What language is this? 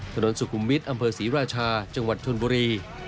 Thai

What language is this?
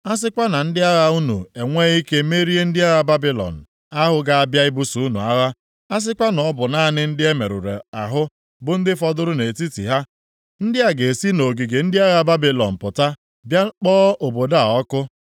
Igbo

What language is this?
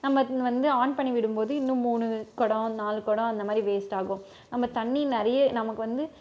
Tamil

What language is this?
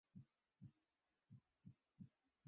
Bangla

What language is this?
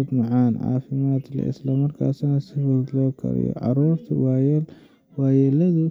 Somali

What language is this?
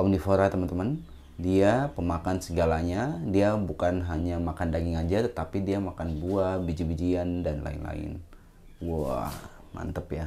Indonesian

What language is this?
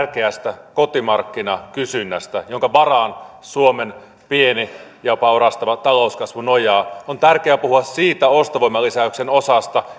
Finnish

